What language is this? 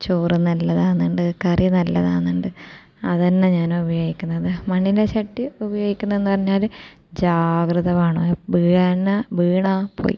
Malayalam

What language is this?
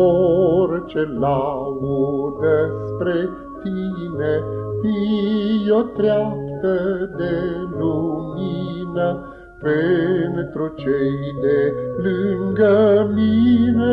Romanian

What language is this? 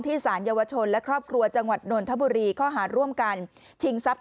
Thai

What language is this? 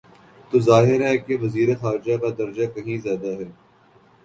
Urdu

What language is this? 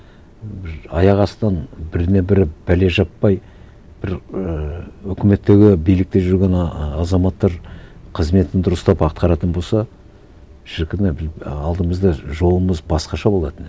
Kazakh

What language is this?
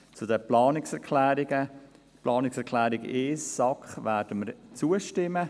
Swiss German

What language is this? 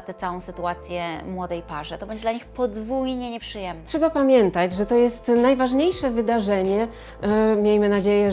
Polish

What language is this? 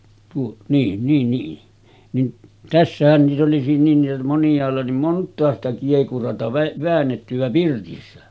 Finnish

